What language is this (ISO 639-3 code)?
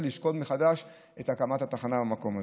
heb